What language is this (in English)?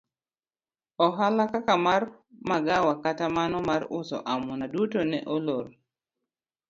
Luo (Kenya and Tanzania)